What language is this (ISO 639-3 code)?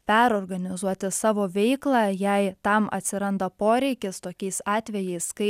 lit